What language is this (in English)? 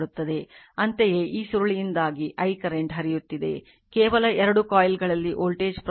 Kannada